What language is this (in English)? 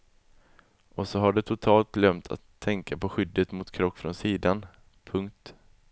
Swedish